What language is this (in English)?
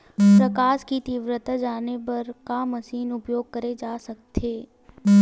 Chhattisgarhi